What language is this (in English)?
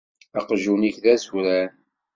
Kabyle